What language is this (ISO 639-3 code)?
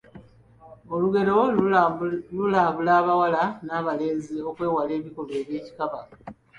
lug